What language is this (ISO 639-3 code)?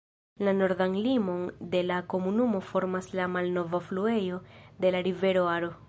epo